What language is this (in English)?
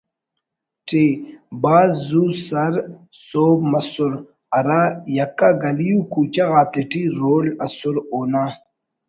Brahui